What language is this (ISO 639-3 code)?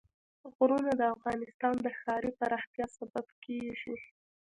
pus